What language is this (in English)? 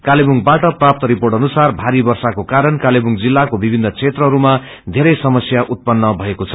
Nepali